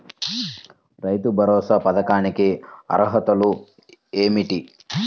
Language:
Telugu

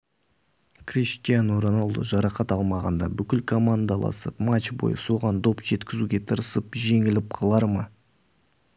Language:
Kazakh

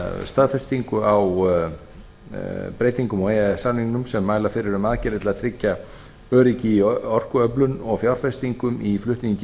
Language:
Icelandic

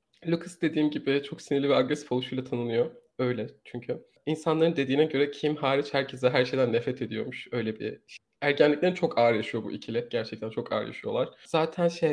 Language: Turkish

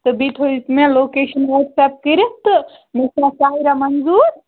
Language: Kashmiri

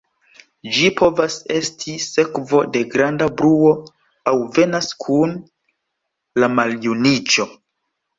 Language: Esperanto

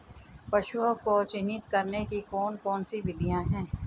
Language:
Hindi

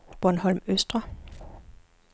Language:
Danish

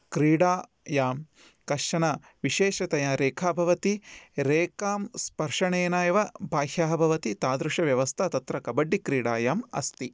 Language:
Sanskrit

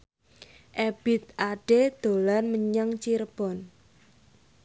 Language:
Javanese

